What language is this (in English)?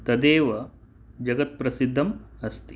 Sanskrit